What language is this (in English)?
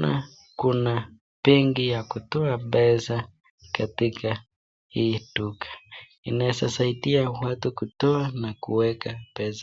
Swahili